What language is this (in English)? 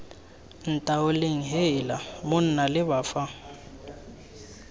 Tswana